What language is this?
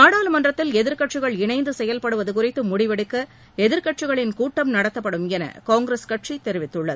Tamil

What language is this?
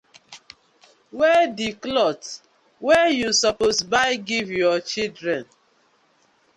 Nigerian Pidgin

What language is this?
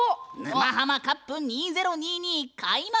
Japanese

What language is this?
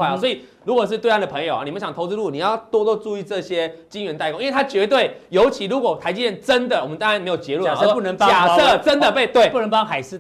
Chinese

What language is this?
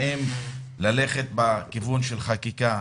Hebrew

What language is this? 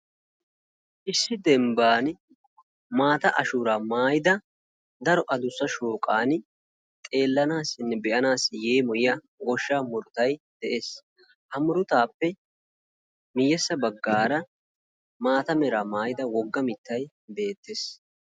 Wolaytta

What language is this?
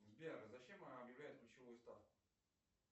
Russian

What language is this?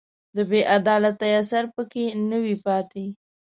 Pashto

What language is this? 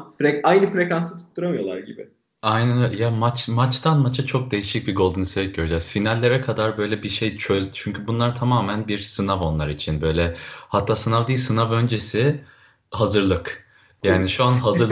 Turkish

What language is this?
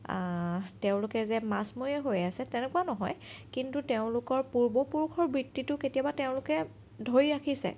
Assamese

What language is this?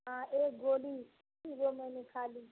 Urdu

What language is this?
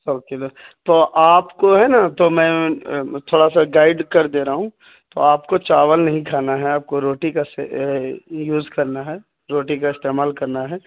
Urdu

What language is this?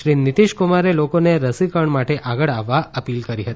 Gujarati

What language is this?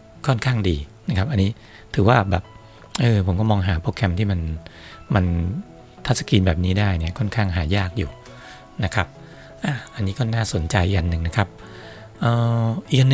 Thai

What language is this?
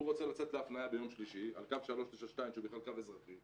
Hebrew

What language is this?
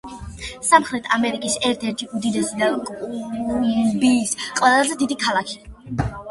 Georgian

